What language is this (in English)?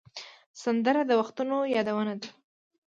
Pashto